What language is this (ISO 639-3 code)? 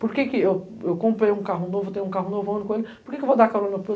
por